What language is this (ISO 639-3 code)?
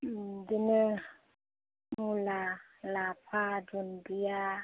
brx